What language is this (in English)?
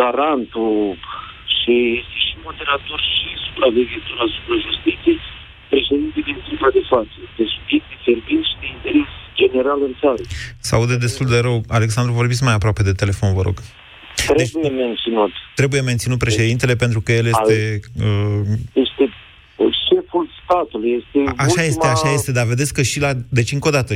Romanian